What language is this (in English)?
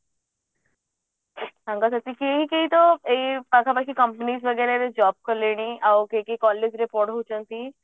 Odia